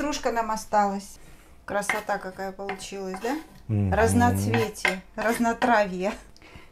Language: Russian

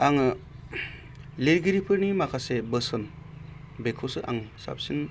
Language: Bodo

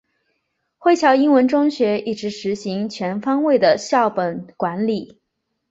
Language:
Chinese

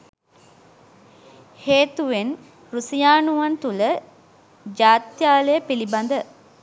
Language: Sinhala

